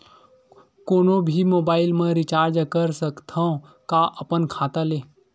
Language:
Chhattisgarhi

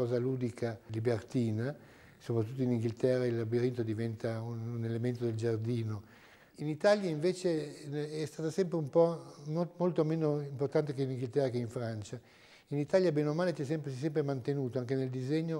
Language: Italian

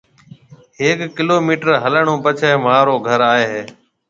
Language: Marwari (Pakistan)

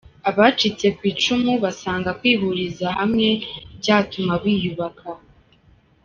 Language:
Kinyarwanda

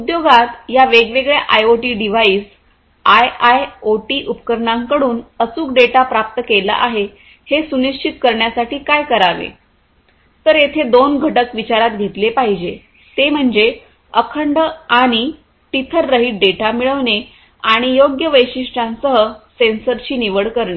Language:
Marathi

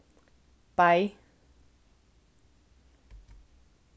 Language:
Faroese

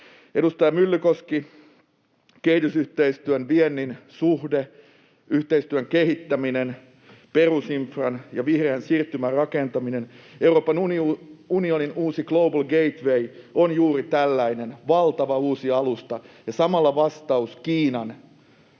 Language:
Finnish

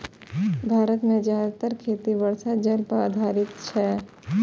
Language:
Maithili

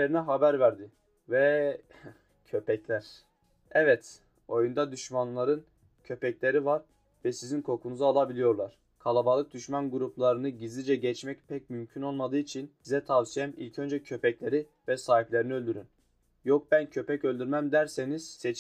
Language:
Turkish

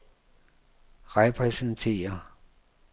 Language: Danish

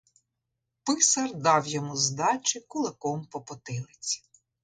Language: Ukrainian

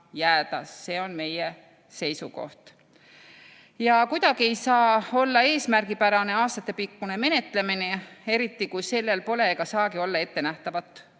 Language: Estonian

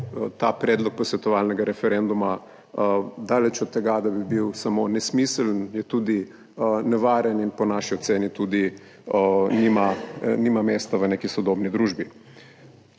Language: Slovenian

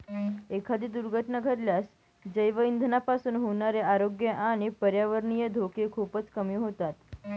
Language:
Marathi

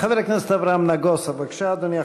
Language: Hebrew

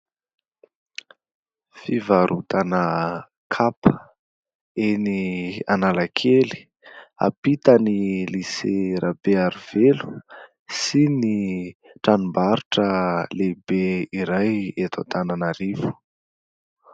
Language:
Malagasy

